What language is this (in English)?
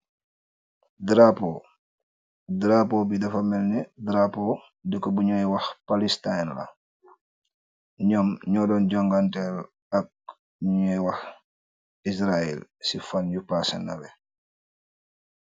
Wolof